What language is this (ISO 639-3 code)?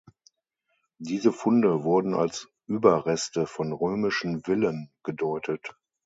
deu